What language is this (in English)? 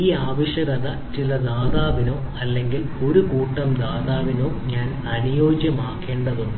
Malayalam